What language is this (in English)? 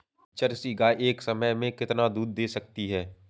Hindi